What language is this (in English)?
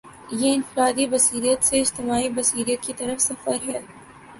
Urdu